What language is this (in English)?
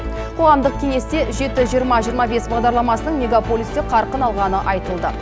Kazakh